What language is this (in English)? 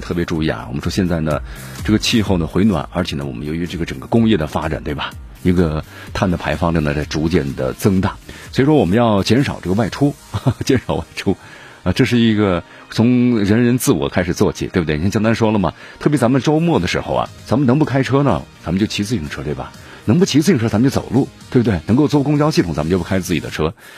Chinese